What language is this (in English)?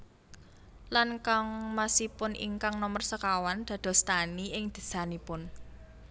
Javanese